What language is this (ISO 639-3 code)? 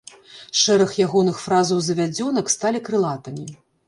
bel